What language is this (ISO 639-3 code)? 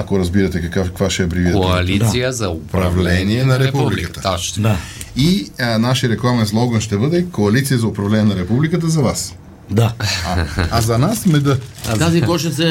bul